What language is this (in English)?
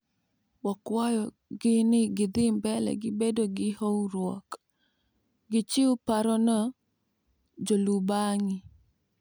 Luo (Kenya and Tanzania)